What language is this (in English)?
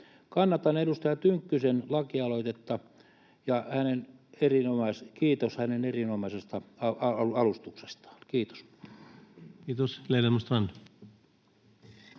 Finnish